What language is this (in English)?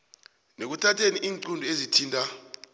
South Ndebele